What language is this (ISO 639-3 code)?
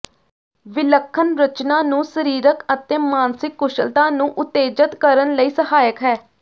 pan